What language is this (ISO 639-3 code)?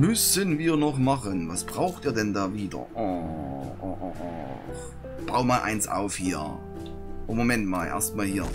deu